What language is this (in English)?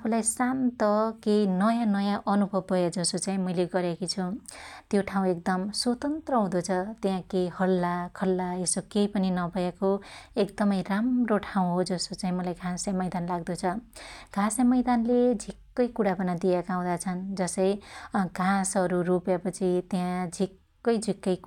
Dotyali